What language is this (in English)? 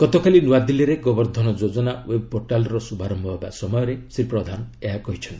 Odia